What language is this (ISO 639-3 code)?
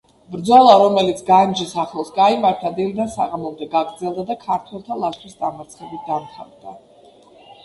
kat